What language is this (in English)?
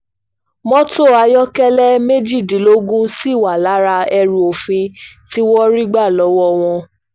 Yoruba